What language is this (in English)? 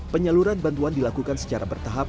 Indonesian